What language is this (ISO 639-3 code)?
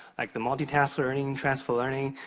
eng